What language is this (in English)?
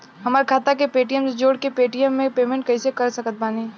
Bhojpuri